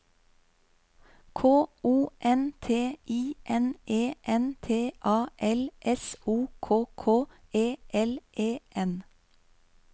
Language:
Norwegian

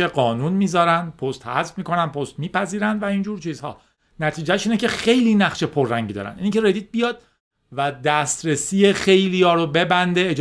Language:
Persian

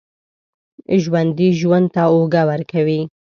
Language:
Pashto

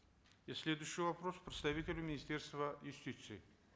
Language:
Kazakh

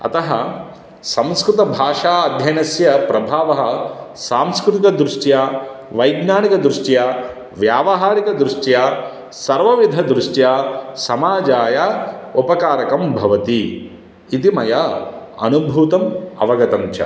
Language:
Sanskrit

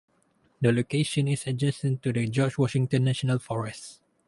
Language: English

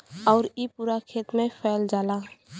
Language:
Bhojpuri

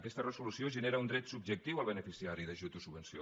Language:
Catalan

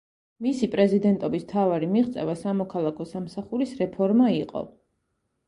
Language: Georgian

